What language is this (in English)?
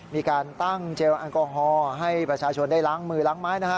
Thai